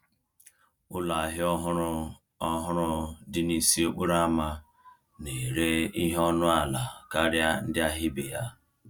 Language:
Igbo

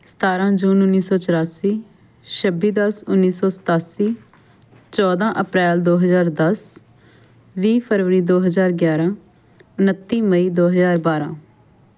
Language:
Punjabi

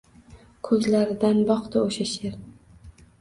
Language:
Uzbek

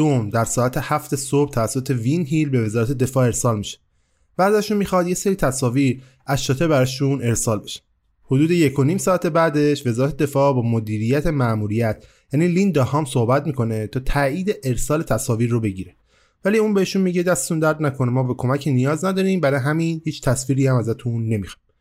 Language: Persian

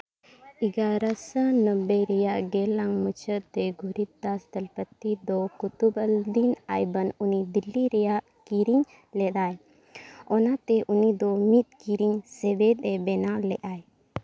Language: Santali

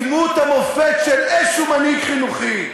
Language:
Hebrew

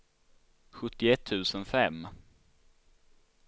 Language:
Swedish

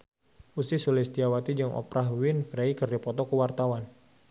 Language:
Sundanese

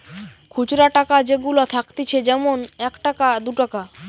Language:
Bangla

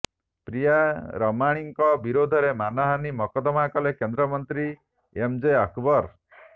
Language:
Odia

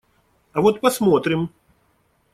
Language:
Russian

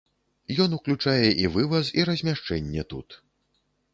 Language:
Belarusian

